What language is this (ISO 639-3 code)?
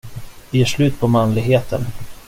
swe